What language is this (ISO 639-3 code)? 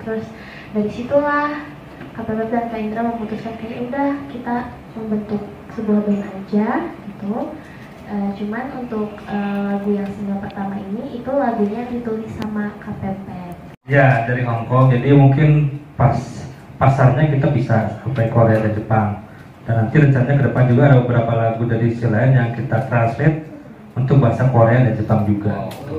ind